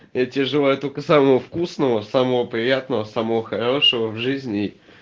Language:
Russian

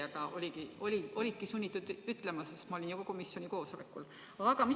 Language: Estonian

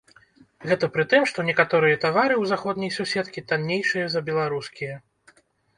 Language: Belarusian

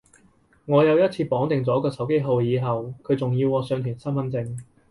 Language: Cantonese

